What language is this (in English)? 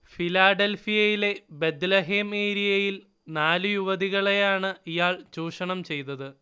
Malayalam